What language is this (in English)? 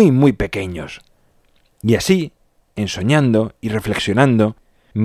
Spanish